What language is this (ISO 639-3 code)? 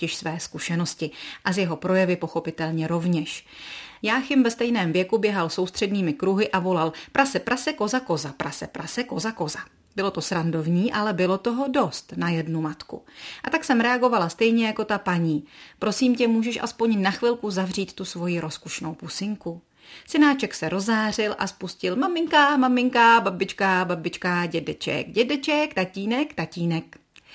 ces